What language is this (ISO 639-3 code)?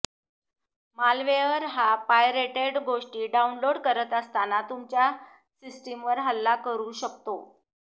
mar